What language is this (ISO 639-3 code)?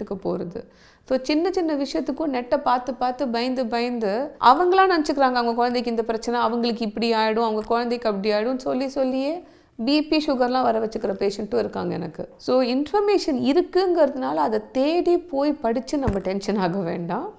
tam